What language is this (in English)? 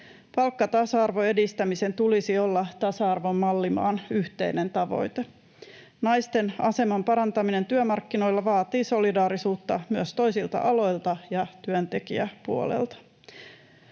Finnish